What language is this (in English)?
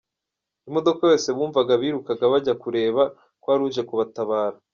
Kinyarwanda